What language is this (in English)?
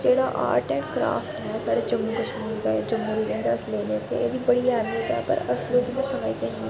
Dogri